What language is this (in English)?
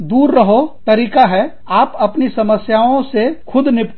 Hindi